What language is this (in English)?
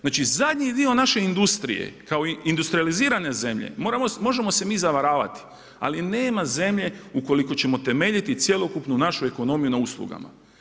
Croatian